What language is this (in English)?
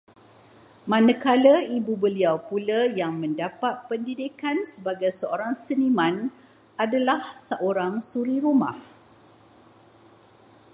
Malay